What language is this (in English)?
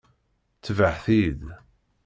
Kabyle